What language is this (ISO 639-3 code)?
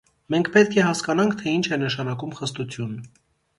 hye